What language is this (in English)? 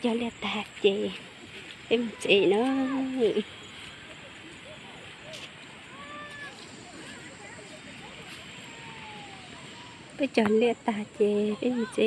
Vietnamese